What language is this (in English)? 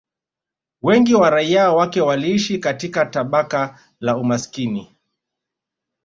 Swahili